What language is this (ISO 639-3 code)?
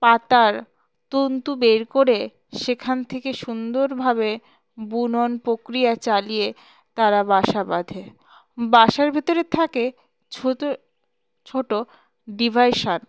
ben